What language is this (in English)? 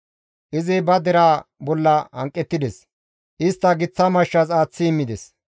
Gamo